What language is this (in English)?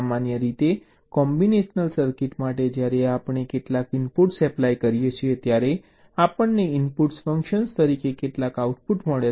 Gujarati